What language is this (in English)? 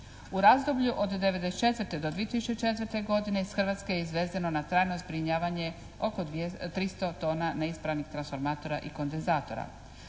Croatian